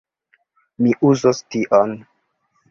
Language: Esperanto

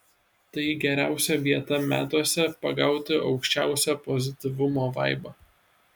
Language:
Lithuanian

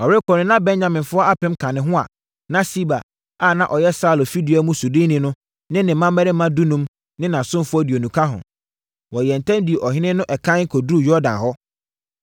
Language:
Akan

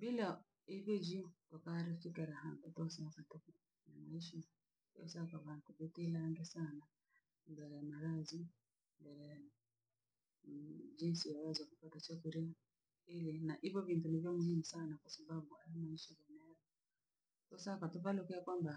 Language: Langi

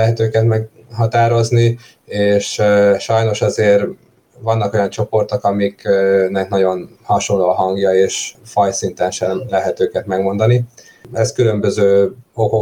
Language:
Hungarian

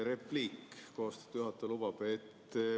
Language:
Estonian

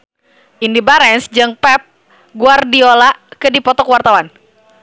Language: Sundanese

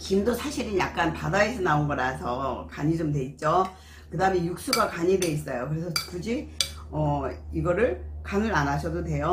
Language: Korean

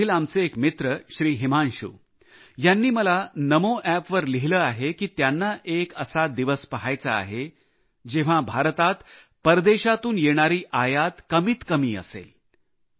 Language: Marathi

